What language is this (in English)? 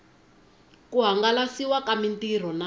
Tsonga